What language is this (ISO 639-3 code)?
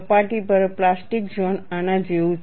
guj